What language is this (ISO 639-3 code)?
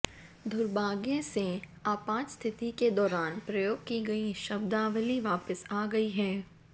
hin